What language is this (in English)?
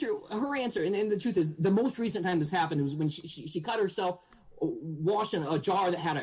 English